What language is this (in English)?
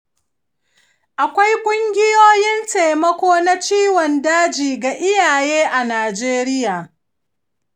Hausa